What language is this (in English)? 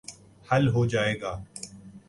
Urdu